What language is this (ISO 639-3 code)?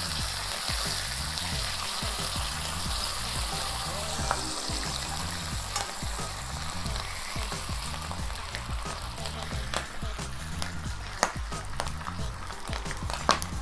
ron